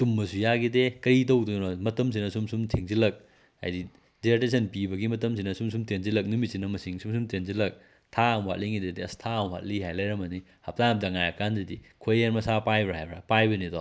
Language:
Manipuri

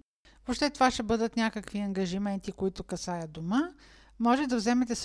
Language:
Bulgarian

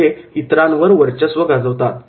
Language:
Marathi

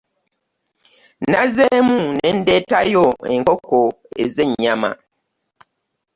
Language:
Ganda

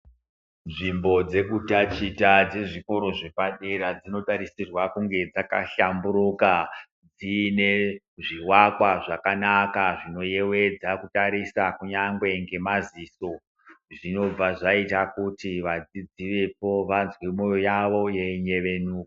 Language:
Ndau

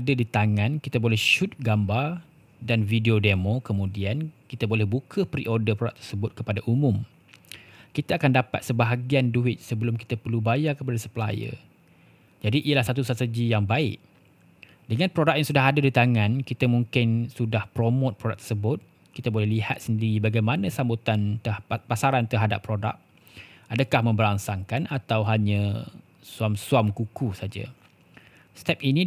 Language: Malay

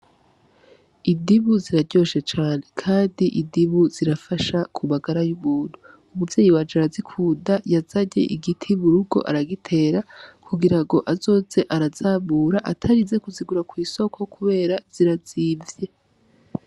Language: Rundi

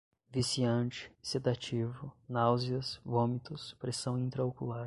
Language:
Portuguese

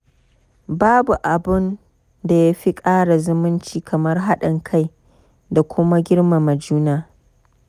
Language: Hausa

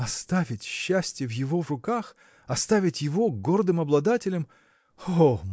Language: Russian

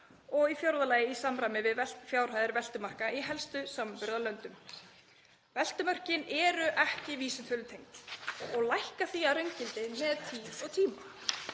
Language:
Icelandic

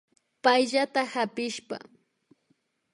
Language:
Imbabura Highland Quichua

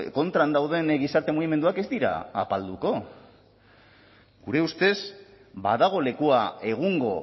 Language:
Basque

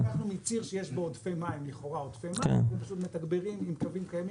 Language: Hebrew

